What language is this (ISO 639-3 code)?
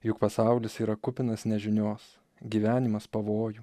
lit